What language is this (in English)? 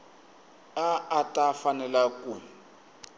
Tsonga